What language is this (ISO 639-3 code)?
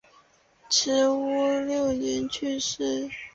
zho